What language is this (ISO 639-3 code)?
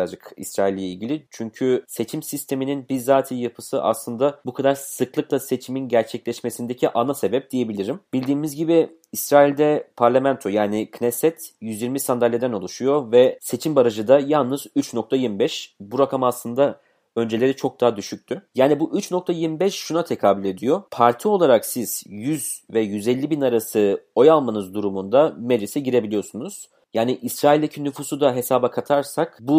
tur